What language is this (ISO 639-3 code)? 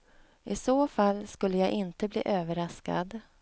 swe